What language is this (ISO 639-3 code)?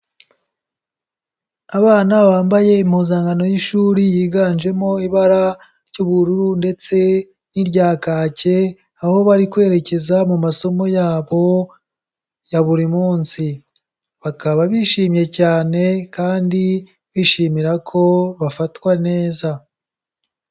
kin